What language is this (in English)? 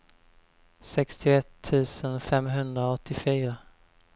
Swedish